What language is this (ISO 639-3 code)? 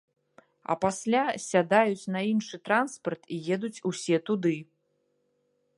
bel